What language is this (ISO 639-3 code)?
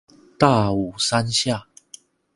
zho